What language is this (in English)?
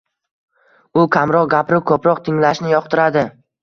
Uzbek